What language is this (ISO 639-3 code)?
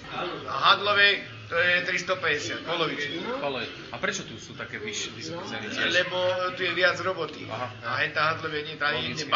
slk